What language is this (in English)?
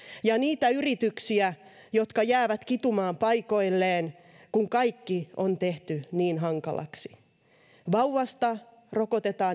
Finnish